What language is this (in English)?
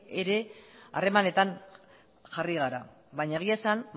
Basque